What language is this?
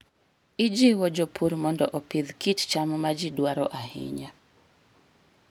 Luo (Kenya and Tanzania)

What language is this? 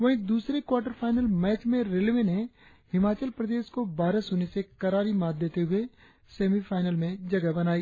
Hindi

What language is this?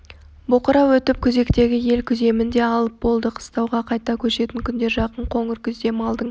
Kazakh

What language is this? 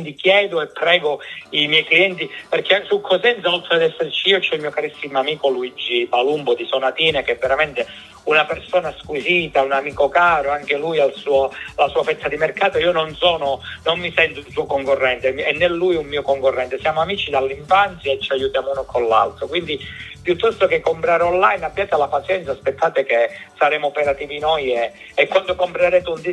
Italian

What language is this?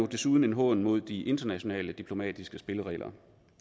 Danish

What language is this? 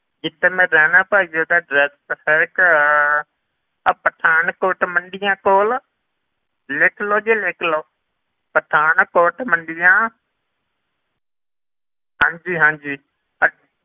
Punjabi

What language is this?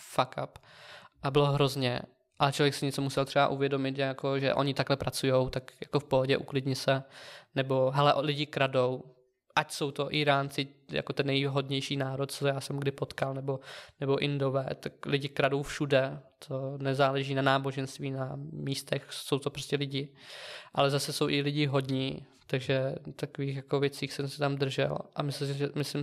Czech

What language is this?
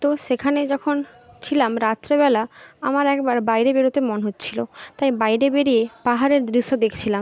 Bangla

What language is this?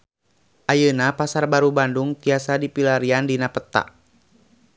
Sundanese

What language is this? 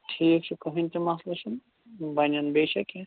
Kashmiri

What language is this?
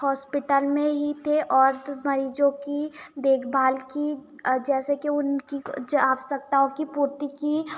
Hindi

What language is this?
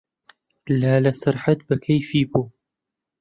Central Kurdish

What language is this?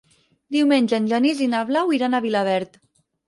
Catalan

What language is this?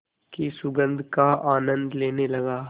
Hindi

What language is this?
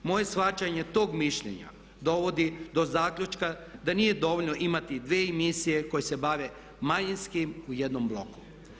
Croatian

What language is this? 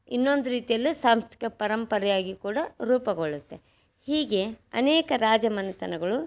Kannada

